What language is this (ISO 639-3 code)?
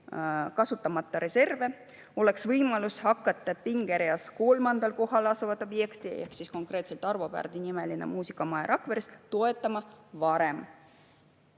est